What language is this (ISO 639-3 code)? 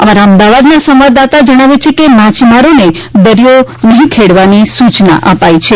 guj